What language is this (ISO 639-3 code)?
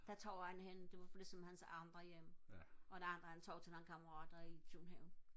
dan